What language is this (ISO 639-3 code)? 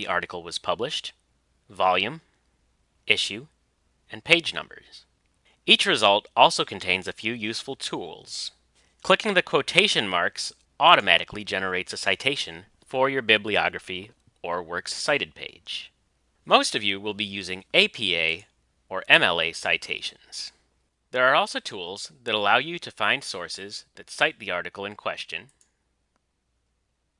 eng